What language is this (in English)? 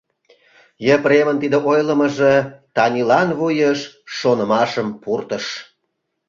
Mari